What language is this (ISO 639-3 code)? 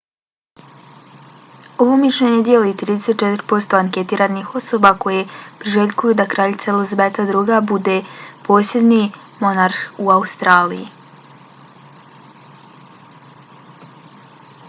bos